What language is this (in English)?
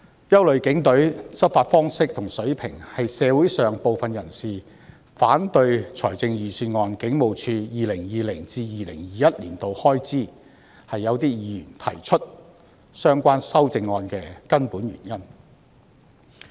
Cantonese